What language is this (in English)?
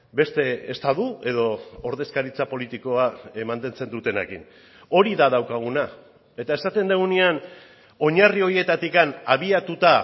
Basque